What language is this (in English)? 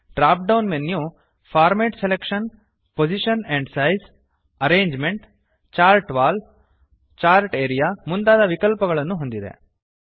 Kannada